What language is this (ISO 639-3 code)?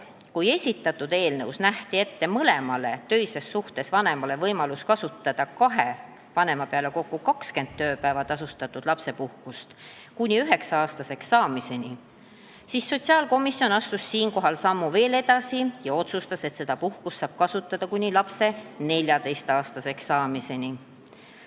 est